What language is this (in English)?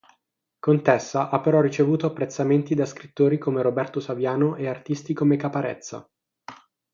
Italian